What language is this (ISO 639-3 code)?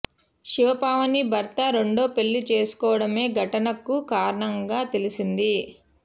tel